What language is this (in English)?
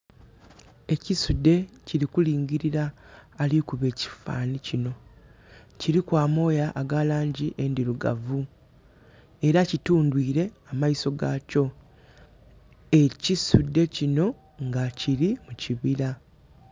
Soga